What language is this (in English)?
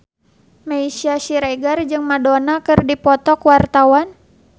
Sundanese